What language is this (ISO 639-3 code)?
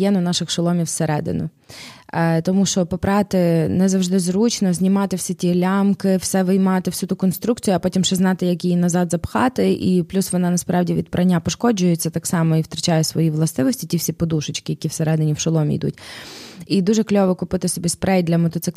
ukr